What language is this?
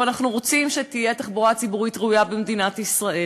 Hebrew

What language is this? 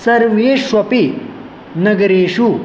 Sanskrit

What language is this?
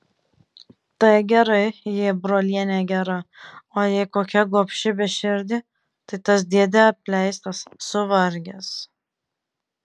Lithuanian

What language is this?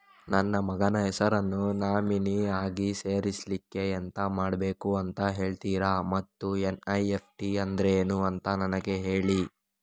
Kannada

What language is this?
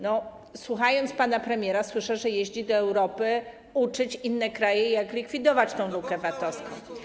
Polish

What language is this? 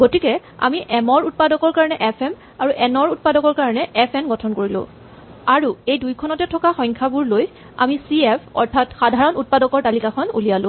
Assamese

